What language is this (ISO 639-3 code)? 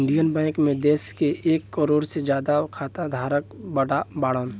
bho